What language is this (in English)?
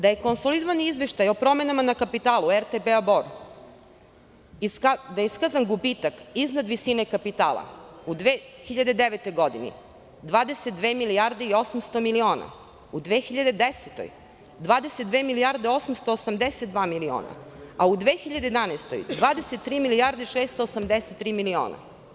Serbian